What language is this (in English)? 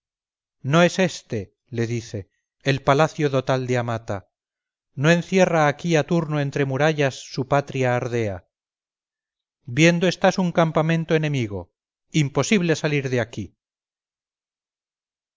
Spanish